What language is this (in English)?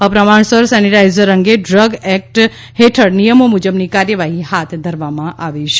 Gujarati